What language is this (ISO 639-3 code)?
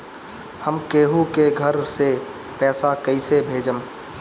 bho